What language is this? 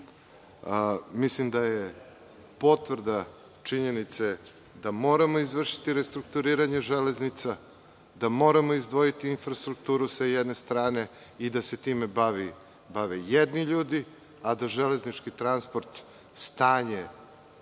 Serbian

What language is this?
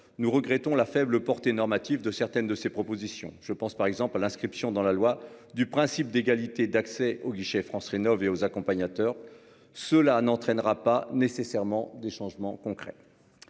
French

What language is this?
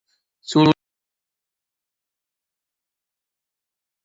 Kabyle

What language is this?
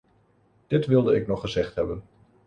Dutch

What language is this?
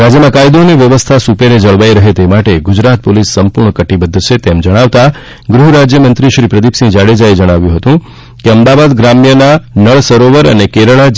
Gujarati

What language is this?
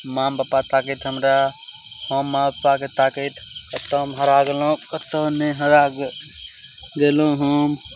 Maithili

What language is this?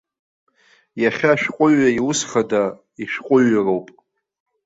Abkhazian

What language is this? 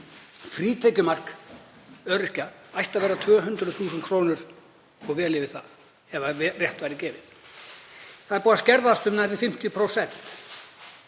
Icelandic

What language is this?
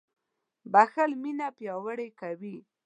Pashto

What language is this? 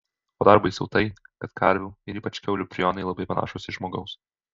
Lithuanian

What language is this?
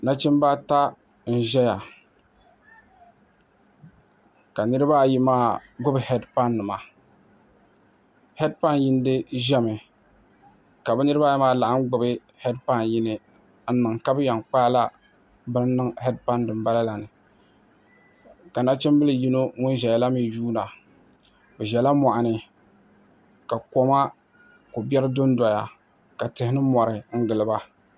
Dagbani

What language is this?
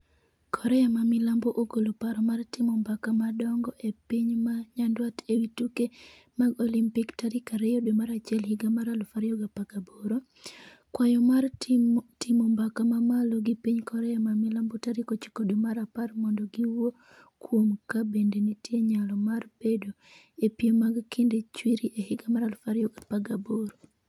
Luo (Kenya and Tanzania)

